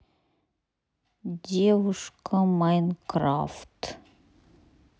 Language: Russian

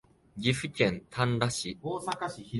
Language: Japanese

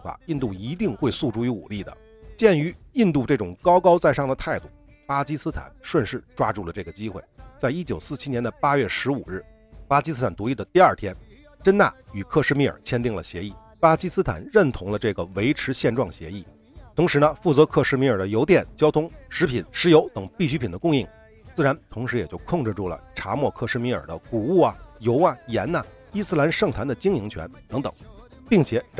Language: Chinese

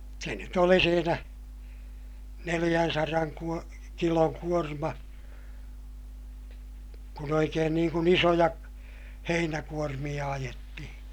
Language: Finnish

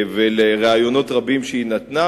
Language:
Hebrew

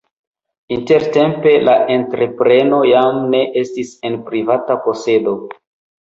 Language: Esperanto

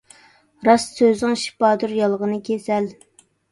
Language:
Uyghur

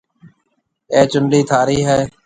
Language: Marwari (Pakistan)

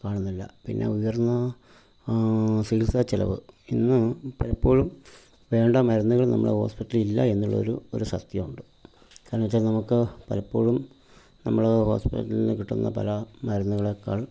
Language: Malayalam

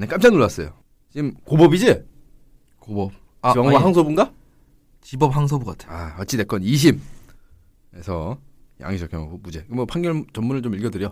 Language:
Korean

